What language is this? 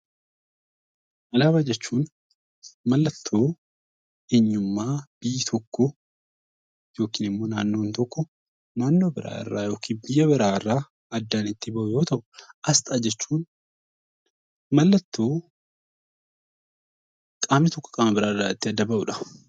Oromo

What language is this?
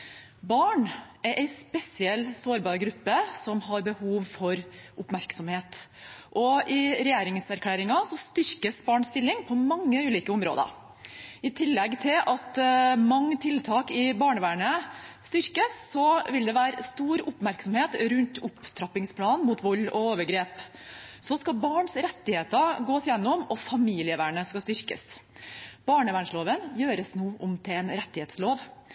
Norwegian Bokmål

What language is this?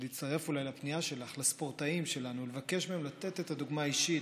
Hebrew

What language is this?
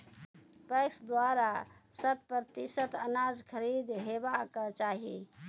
Maithili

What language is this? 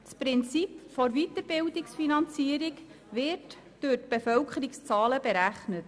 Swiss German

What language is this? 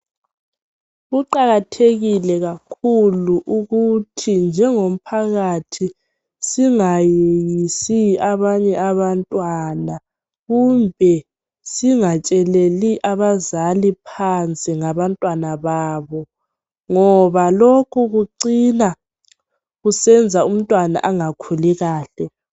North Ndebele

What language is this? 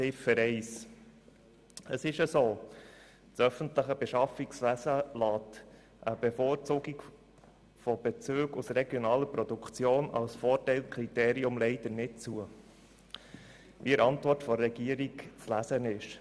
Swiss German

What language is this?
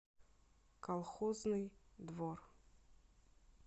Russian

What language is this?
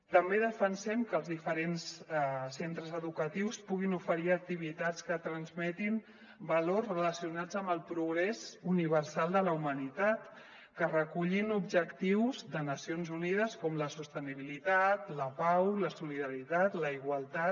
Catalan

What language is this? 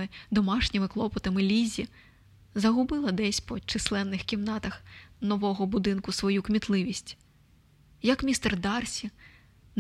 Ukrainian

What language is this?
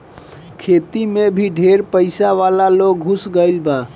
Bhojpuri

